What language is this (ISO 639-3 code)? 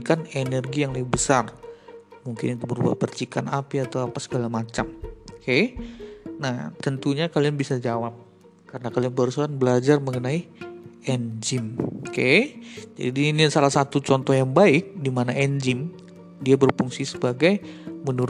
ind